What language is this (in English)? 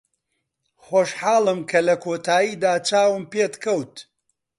Central Kurdish